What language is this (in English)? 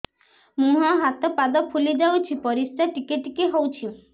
Odia